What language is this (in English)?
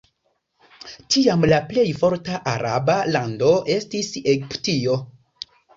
Esperanto